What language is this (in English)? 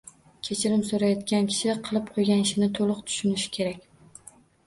Uzbek